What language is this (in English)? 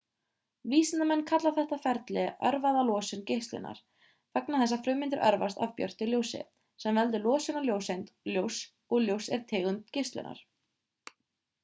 Icelandic